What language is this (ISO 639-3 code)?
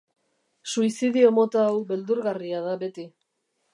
eus